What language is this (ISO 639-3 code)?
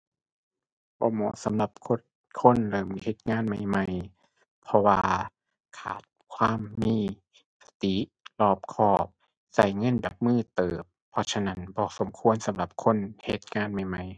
tha